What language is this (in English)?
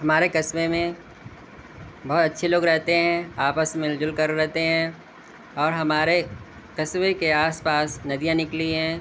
Urdu